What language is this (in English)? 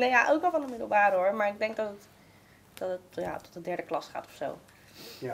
Dutch